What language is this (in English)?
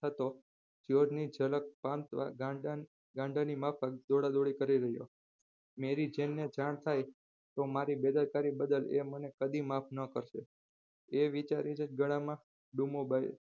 Gujarati